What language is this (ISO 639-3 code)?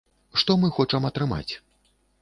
bel